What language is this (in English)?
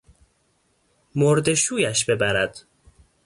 Persian